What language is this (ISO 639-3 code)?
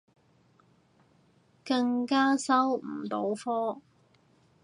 yue